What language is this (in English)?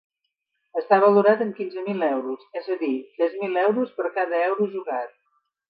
Catalan